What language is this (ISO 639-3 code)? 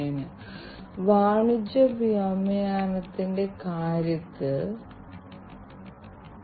mal